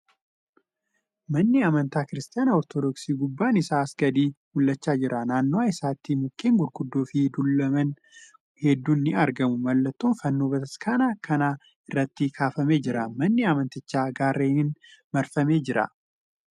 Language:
Oromo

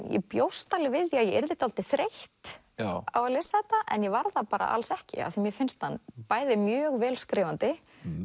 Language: Icelandic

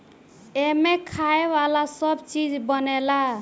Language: Bhojpuri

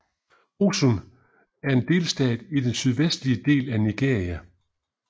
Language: Danish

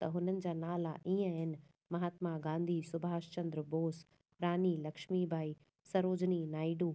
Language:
Sindhi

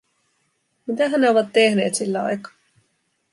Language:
Finnish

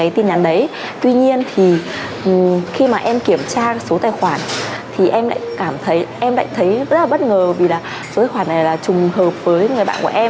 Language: Vietnamese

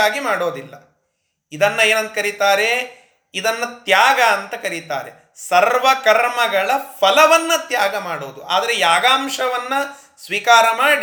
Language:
Kannada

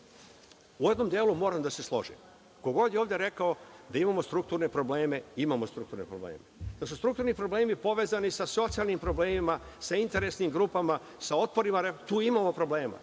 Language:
Serbian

